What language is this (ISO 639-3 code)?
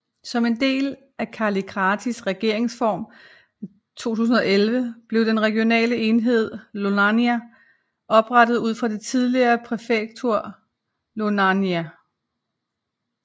dan